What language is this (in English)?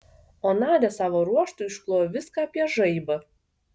Lithuanian